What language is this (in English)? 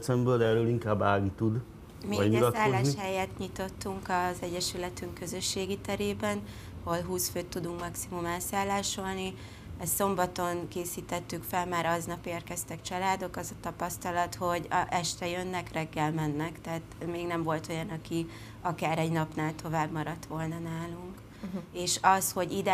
Hungarian